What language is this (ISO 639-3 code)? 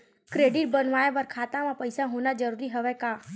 hne